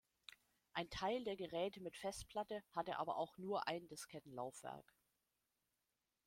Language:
German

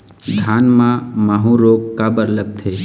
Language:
Chhattisgarhi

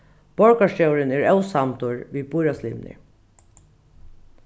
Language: Faroese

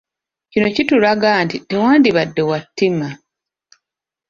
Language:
Ganda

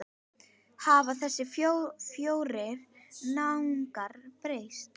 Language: Icelandic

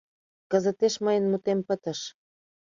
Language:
Mari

